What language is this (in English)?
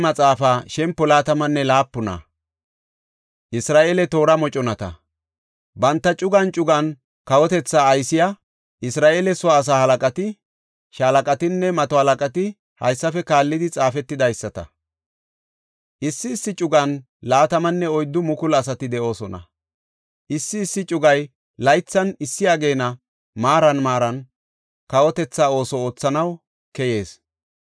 Gofa